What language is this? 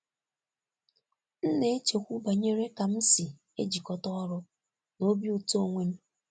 Igbo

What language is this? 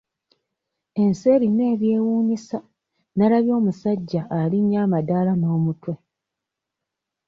Ganda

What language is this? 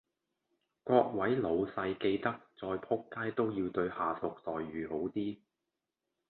Cantonese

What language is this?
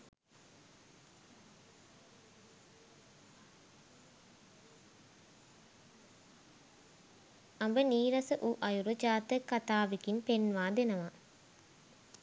Sinhala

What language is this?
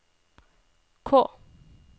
Norwegian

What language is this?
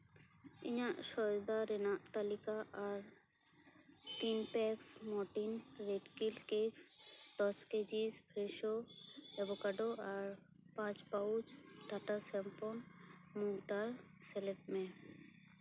Santali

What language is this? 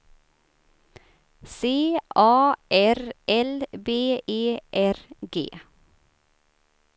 Swedish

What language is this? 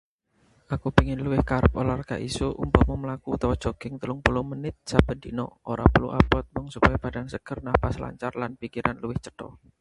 Javanese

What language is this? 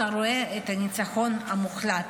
Hebrew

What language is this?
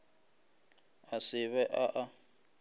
Northern Sotho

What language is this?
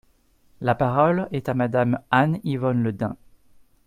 French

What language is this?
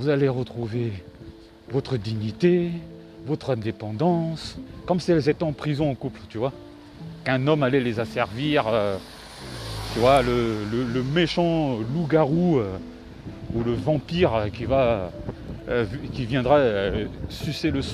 French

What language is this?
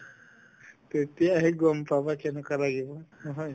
Assamese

